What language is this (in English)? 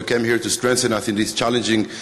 Hebrew